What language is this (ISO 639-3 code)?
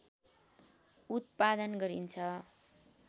nep